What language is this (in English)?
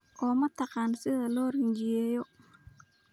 Somali